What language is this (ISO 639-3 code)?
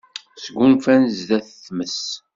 kab